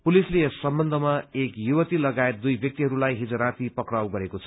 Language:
Nepali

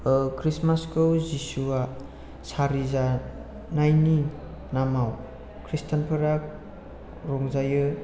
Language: Bodo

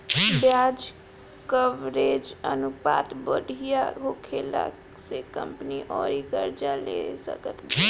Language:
Bhojpuri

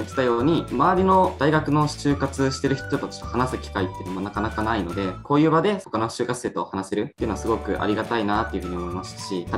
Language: Japanese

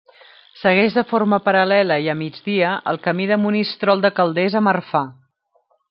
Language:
Catalan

